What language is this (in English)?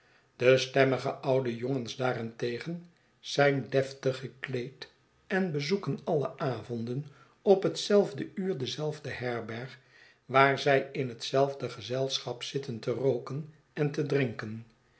Dutch